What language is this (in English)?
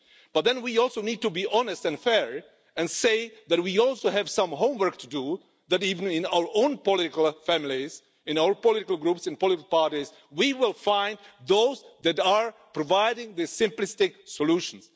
English